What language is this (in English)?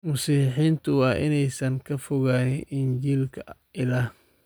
Somali